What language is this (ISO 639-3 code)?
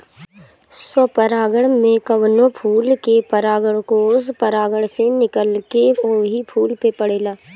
bho